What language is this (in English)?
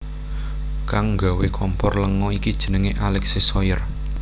Javanese